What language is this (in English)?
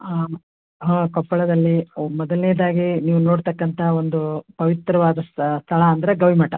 Kannada